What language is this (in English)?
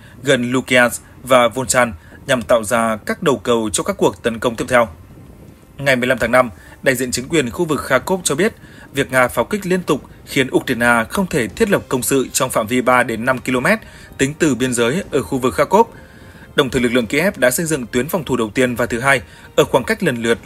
Vietnamese